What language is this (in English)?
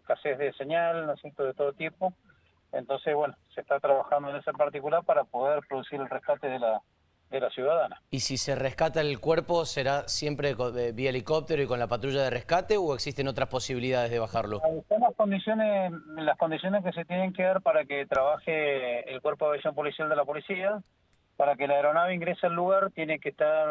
Spanish